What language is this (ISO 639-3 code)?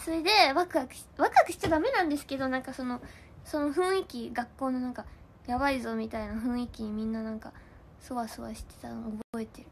jpn